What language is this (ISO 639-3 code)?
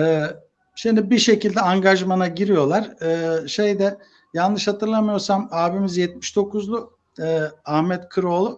tur